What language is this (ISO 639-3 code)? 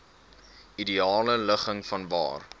afr